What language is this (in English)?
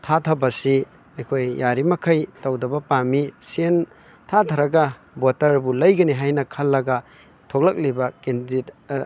Manipuri